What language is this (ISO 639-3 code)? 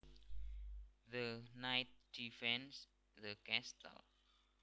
jav